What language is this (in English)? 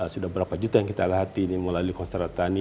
Indonesian